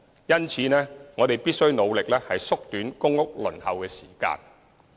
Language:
Cantonese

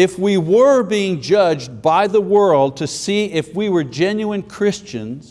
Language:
English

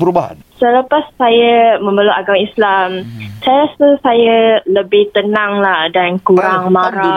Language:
Malay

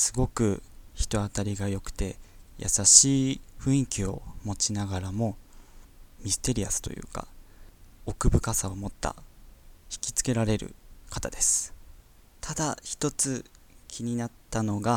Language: Japanese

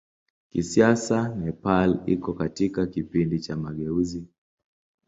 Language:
Swahili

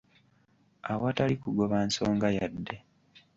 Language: Ganda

